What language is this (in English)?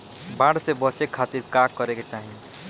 Bhojpuri